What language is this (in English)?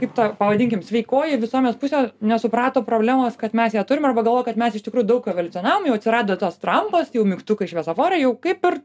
Lithuanian